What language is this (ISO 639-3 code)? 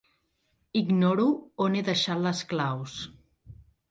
cat